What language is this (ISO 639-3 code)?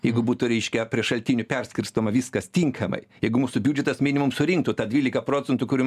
lit